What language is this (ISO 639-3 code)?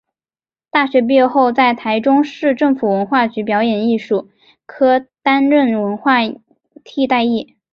zho